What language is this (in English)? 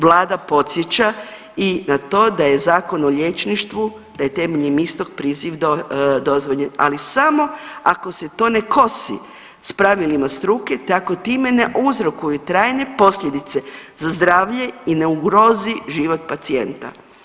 Croatian